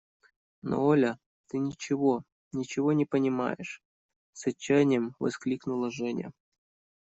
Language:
Russian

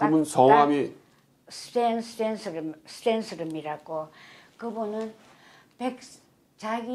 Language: Korean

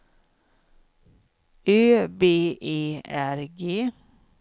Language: Swedish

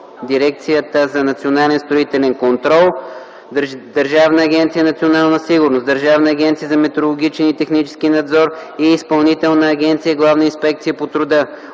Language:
Bulgarian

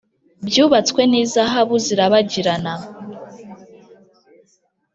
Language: Kinyarwanda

